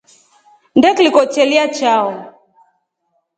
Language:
Rombo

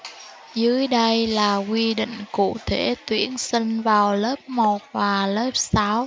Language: Vietnamese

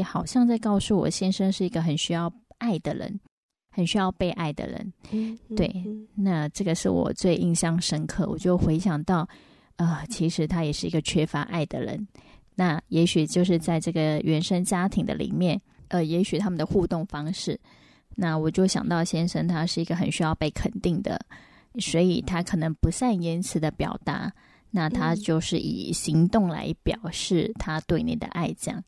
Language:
Chinese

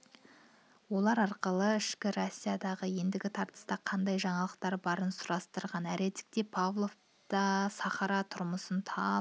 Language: Kazakh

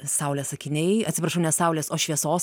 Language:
Lithuanian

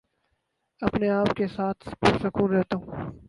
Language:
Urdu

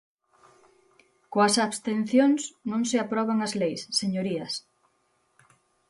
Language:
Galician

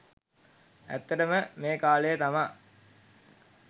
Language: Sinhala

